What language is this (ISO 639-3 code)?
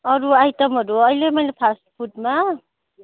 nep